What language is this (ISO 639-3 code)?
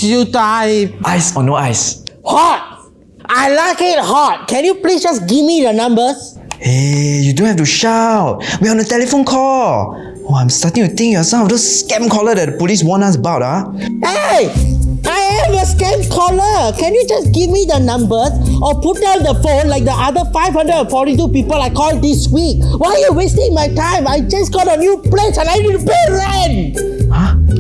eng